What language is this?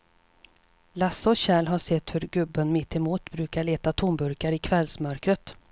Swedish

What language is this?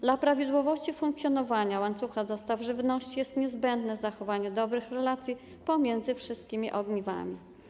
Polish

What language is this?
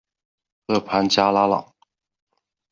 Chinese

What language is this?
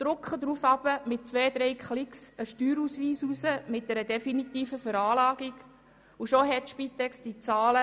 Swiss German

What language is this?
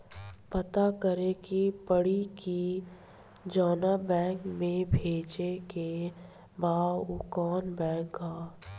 Bhojpuri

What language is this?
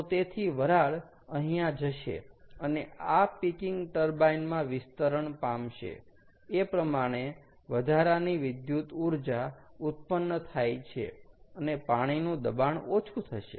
Gujarati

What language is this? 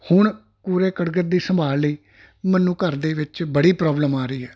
Punjabi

